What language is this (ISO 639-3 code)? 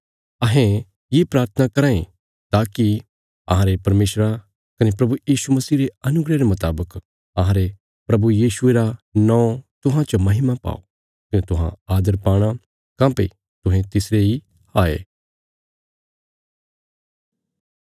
kfs